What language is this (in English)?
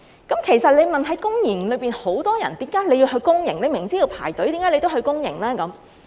Cantonese